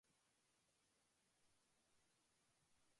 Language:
Japanese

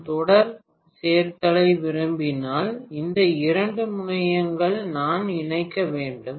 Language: Tamil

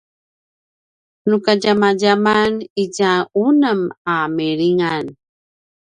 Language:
Paiwan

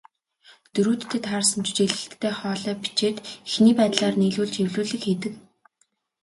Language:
Mongolian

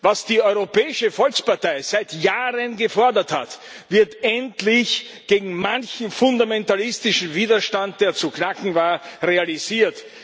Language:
German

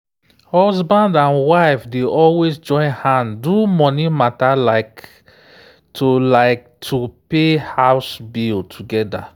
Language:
Nigerian Pidgin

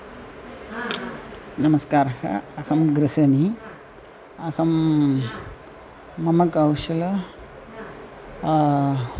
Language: Sanskrit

